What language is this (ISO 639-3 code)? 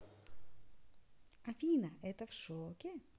rus